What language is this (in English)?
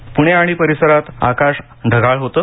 Marathi